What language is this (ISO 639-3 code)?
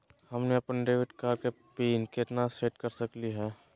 mag